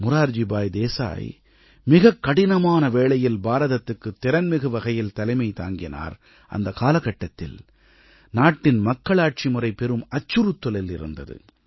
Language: Tamil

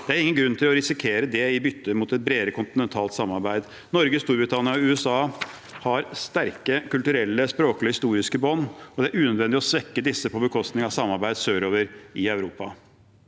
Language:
Norwegian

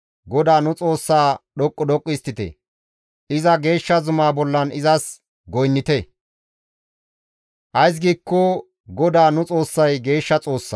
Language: Gamo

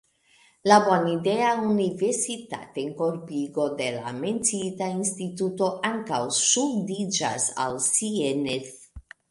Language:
Esperanto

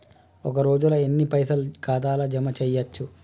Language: Telugu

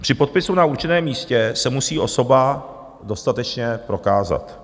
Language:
Czech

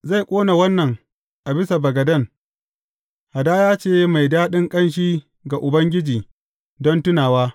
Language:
Hausa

